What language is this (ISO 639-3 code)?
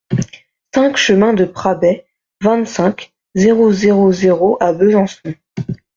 fra